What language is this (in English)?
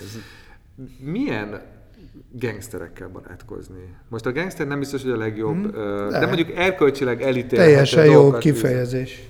Hungarian